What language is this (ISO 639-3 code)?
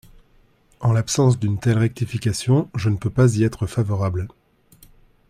fra